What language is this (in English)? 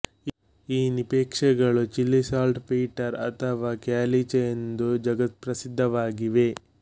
Kannada